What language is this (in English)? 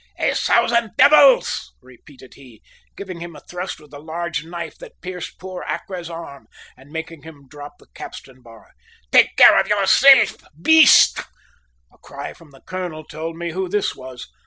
English